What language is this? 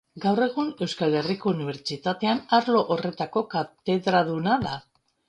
Basque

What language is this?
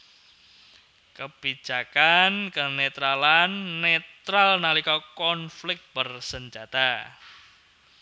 Javanese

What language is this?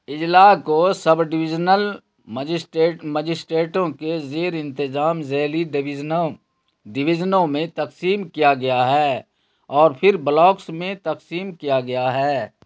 Urdu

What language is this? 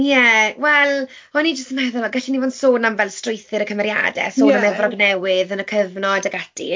Welsh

